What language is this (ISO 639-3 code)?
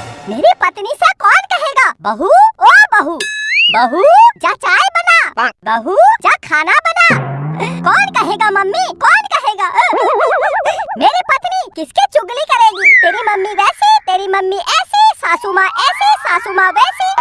hin